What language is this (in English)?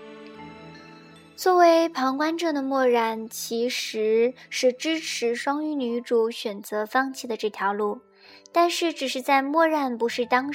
Chinese